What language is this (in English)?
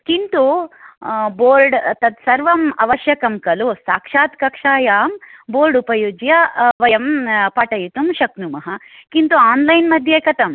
Sanskrit